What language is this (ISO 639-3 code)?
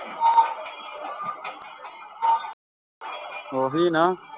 pan